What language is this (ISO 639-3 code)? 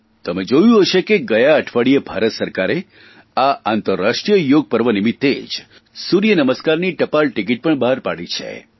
guj